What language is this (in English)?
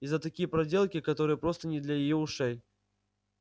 Russian